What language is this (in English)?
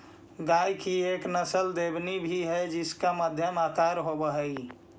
Magahi